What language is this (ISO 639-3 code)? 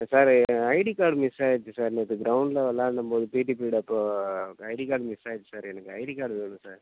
tam